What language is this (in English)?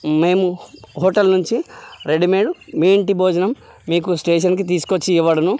Telugu